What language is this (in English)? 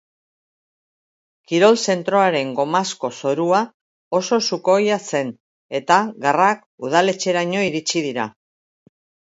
Basque